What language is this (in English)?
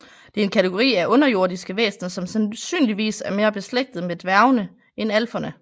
Danish